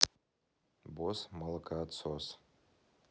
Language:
Russian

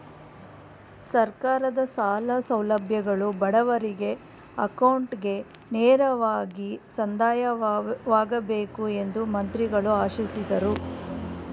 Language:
Kannada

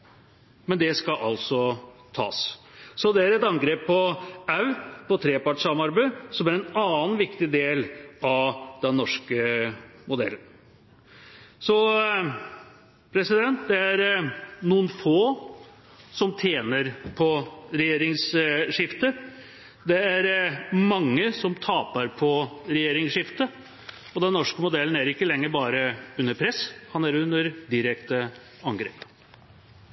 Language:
Norwegian Bokmål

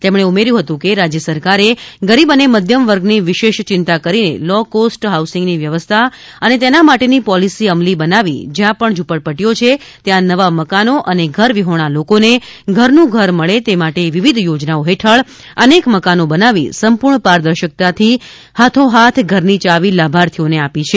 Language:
Gujarati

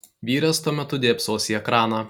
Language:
Lithuanian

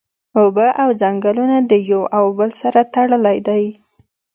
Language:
Pashto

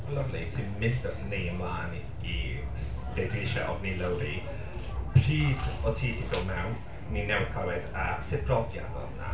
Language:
Welsh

